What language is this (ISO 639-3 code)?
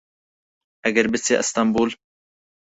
ckb